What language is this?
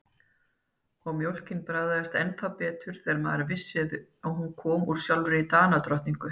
Icelandic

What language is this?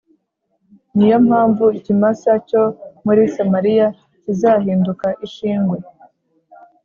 Kinyarwanda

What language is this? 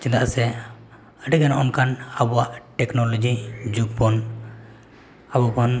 Santali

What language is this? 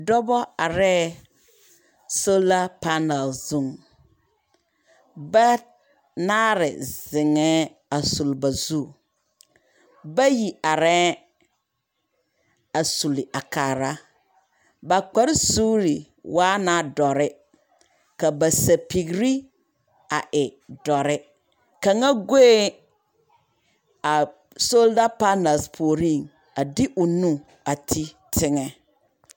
Southern Dagaare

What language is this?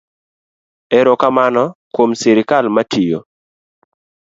Luo (Kenya and Tanzania)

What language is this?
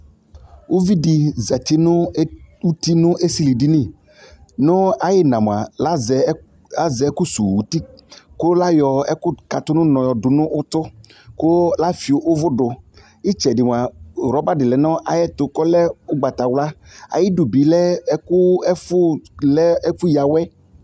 Ikposo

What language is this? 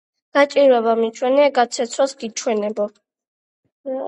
Georgian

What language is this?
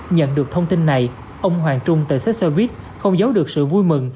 Vietnamese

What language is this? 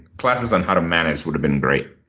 English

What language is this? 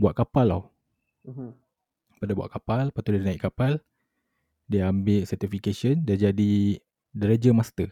Malay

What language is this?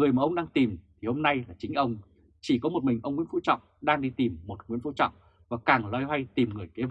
Vietnamese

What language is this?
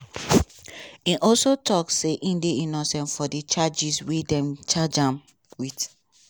Nigerian Pidgin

